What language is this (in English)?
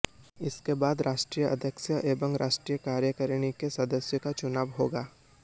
Hindi